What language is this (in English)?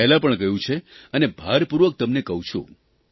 Gujarati